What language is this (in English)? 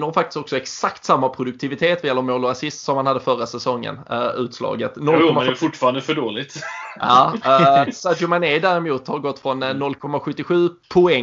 Swedish